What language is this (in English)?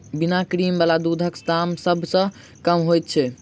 Maithili